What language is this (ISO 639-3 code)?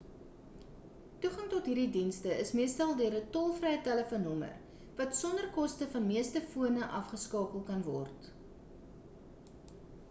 afr